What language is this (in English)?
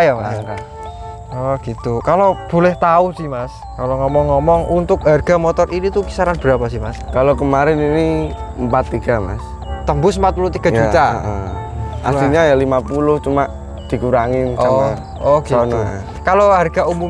Indonesian